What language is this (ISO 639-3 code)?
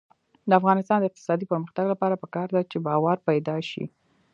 pus